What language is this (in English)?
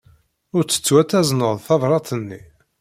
Kabyle